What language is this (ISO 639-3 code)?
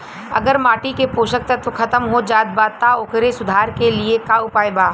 bho